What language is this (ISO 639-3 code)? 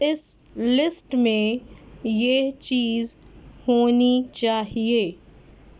urd